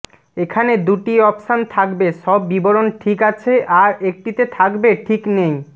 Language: Bangla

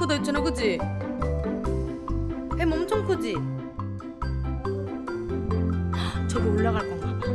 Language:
Korean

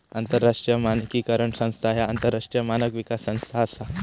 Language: Marathi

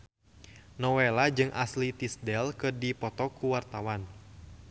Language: Sundanese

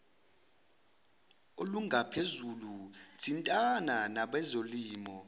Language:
Zulu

